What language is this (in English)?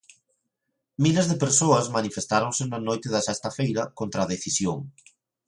Galician